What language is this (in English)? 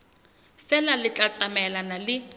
Southern Sotho